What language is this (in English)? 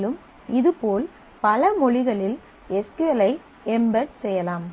Tamil